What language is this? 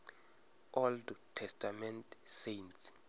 Venda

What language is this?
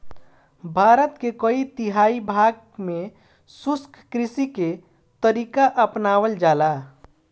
Bhojpuri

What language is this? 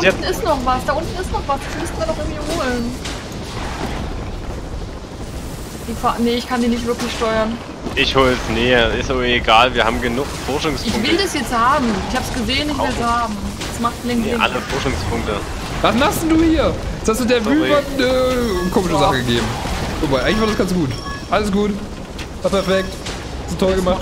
German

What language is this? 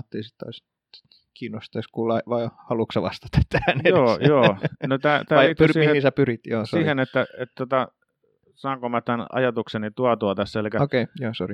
Finnish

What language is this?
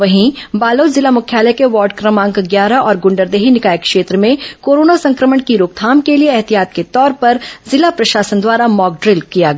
Hindi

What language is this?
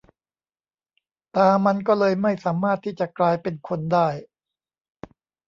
Thai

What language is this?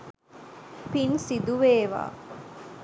Sinhala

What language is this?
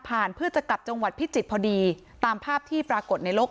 Thai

